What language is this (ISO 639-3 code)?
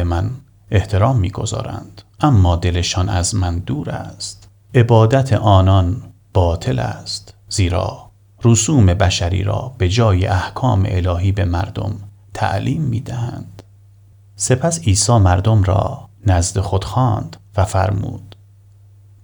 fas